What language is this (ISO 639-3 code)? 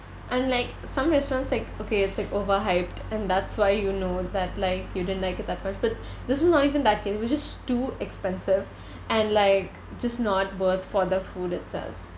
eng